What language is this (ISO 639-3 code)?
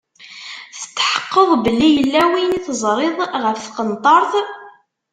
kab